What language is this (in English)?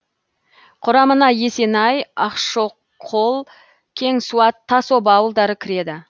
Kazakh